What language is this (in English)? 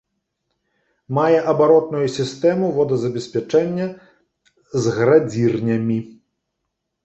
Belarusian